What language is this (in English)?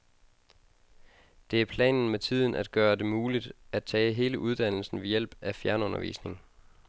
Danish